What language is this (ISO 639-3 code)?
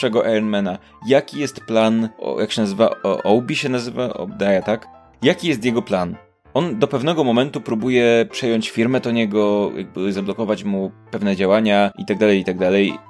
pol